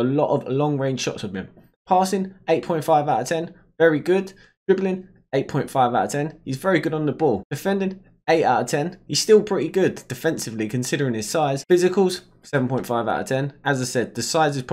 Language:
English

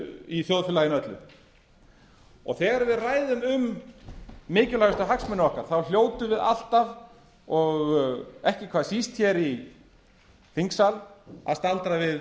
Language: Icelandic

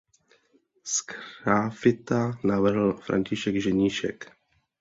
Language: Czech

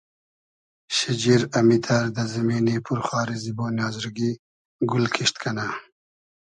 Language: Hazaragi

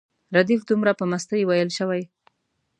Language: Pashto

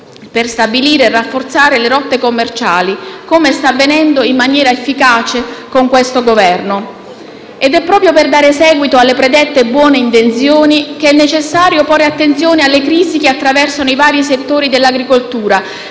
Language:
Italian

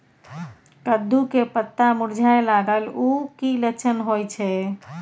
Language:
Maithili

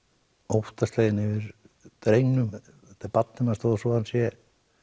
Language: Icelandic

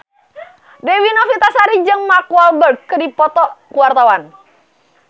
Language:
Sundanese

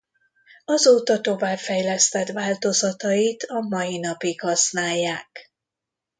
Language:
Hungarian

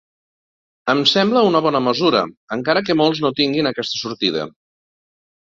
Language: Catalan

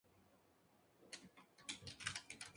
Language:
Spanish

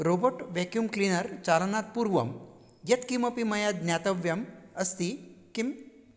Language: Sanskrit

